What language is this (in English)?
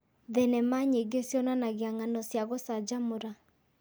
Kikuyu